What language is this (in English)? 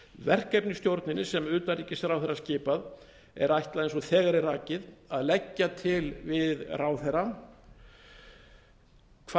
Icelandic